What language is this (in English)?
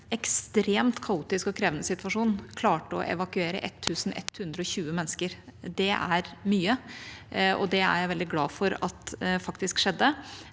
Norwegian